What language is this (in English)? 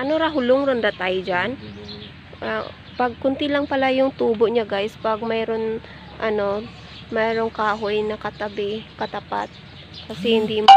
Filipino